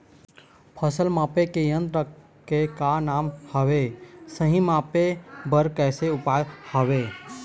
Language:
Chhattisgarhi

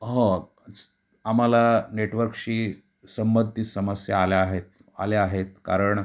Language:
Marathi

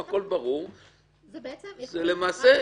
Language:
Hebrew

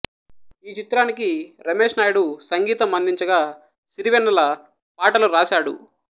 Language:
Telugu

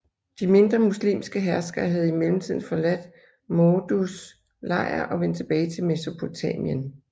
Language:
Danish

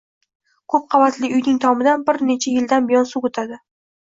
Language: Uzbek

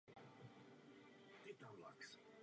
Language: Czech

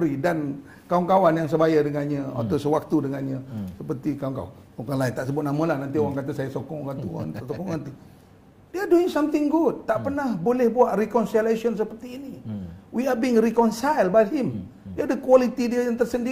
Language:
Malay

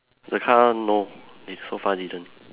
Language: English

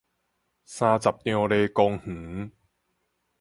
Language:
Min Nan Chinese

